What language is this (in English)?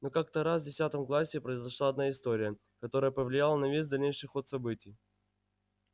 Russian